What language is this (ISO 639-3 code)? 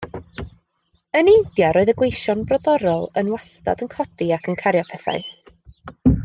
cym